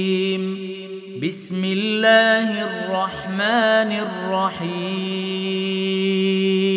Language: Arabic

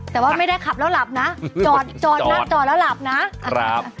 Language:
Thai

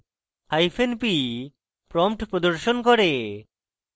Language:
Bangla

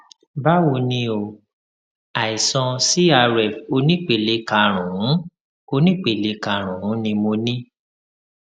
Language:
Yoruba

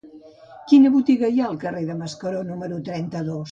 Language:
Catalan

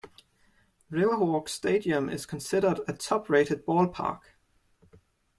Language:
English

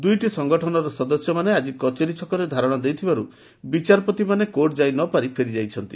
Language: Odia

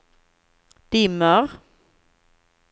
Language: Swedish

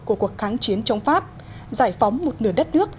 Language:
Vietnamese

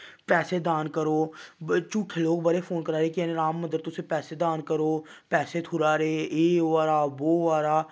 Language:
Dogri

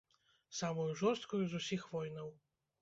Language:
Belarusian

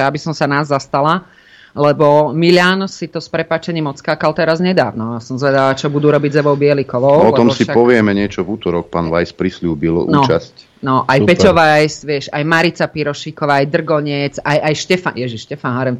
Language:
Slovak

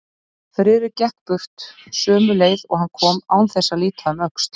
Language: Icelandic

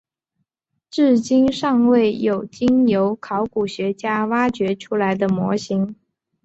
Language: Chinese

